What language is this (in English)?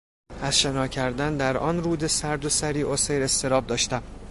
Persian